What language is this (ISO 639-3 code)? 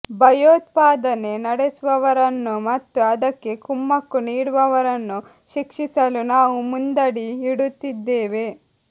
kan